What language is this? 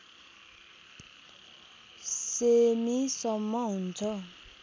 Nepali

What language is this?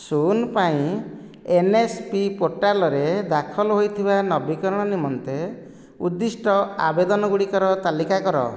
Odia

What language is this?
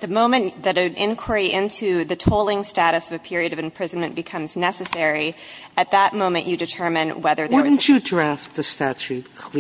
English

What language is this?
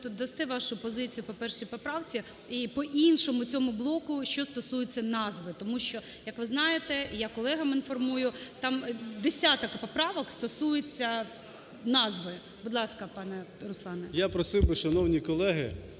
Ukrainian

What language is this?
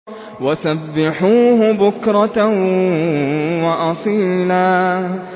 Arabic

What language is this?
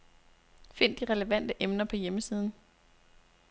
Danish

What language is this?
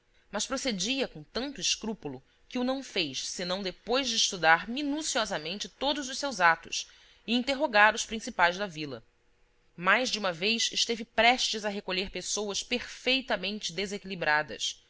Portuguese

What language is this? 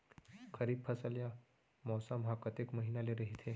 Chhattisgarhi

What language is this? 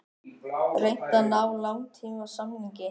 Icelandic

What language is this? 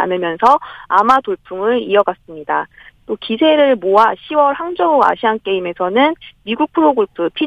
Korean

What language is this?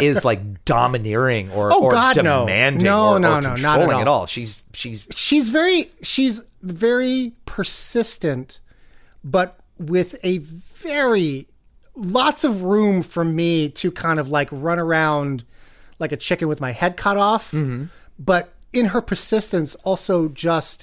English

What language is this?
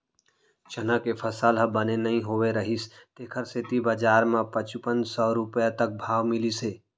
Chhattisgarhi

